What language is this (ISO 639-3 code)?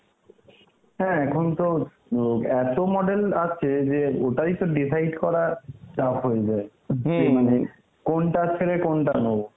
ben